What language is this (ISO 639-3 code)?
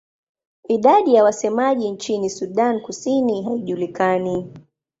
swa